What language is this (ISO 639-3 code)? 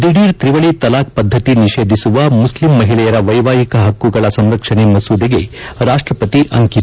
kan